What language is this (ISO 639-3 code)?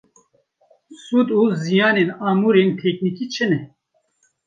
kur